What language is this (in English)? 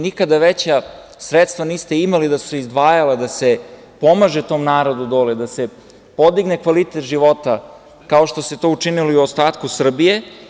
Serbian